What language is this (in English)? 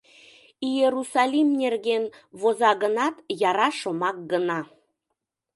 Mari